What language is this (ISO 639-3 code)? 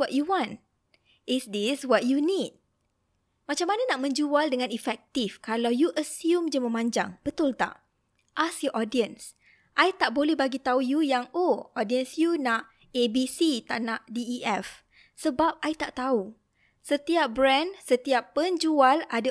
msa